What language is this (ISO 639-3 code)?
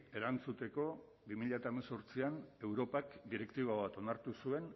eus